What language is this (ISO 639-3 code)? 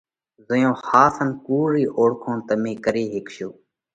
kvx